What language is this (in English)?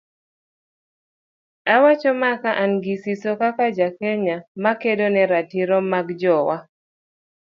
Luo (Kenya and Tanzania)